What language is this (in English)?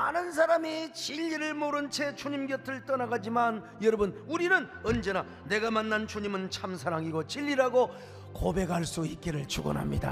Korean